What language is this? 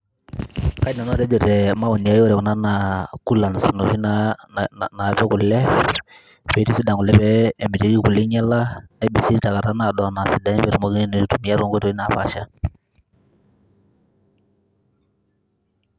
Masai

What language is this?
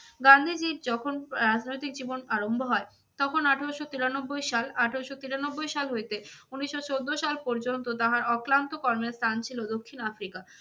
Bangla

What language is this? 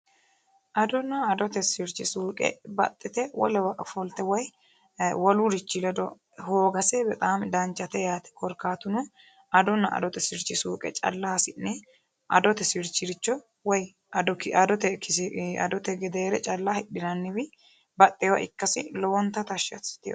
Sidamo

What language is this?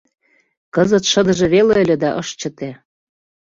Mari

